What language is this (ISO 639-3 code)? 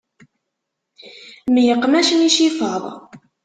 kab